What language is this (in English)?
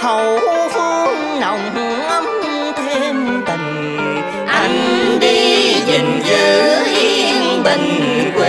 Vietnamese